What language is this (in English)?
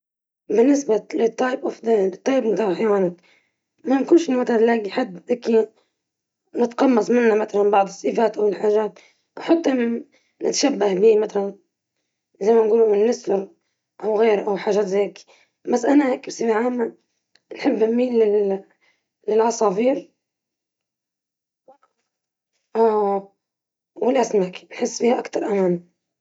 Libyan Arabic